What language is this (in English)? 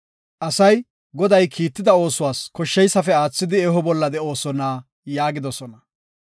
Gofa